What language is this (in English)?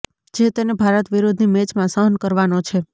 Gujarati